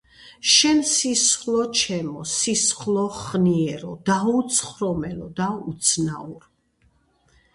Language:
Georgian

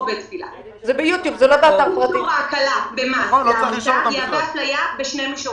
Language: Hebrew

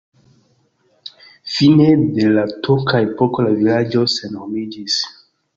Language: Esperanto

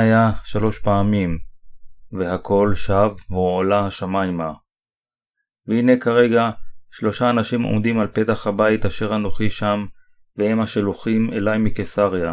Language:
Hebrew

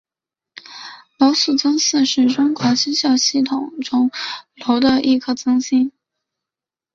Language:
Chinese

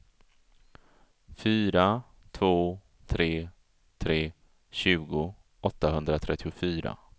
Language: Swedish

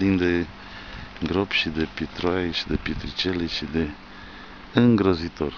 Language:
Romanian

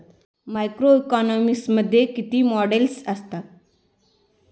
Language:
Marathi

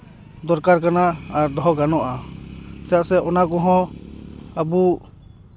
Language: Santali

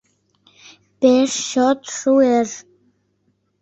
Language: Mari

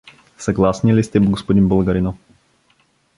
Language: Bulgarian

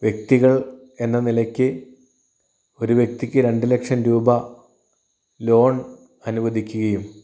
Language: Malayalam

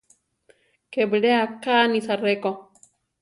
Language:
Central Tarahumara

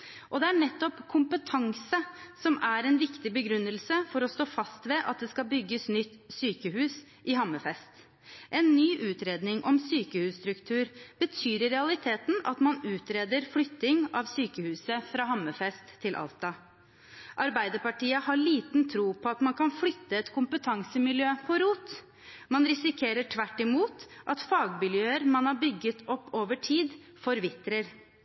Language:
Norwegian Bokmål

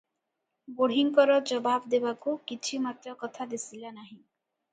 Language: Odia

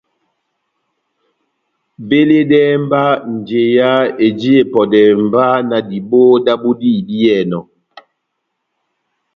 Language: Batanga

